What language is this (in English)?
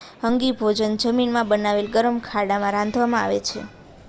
Gujarati